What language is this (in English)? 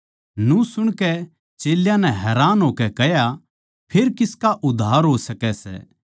Haryanvi